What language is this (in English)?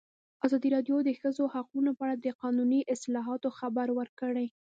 Pashto